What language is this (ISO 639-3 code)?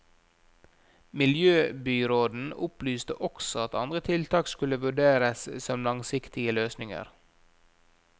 nor